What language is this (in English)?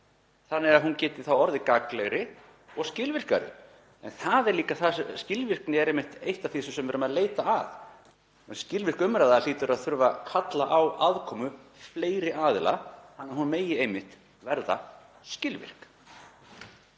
Icelandic